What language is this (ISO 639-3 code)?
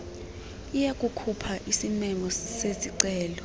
xho